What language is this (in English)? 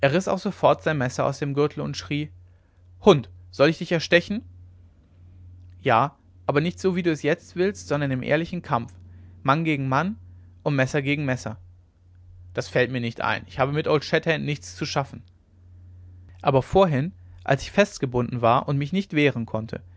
German